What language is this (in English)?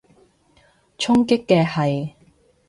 Cantonese